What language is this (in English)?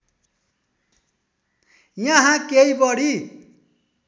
Nepali